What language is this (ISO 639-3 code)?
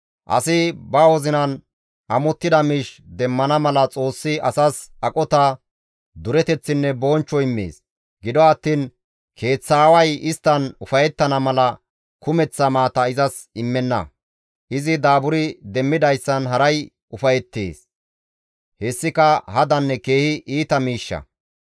gmv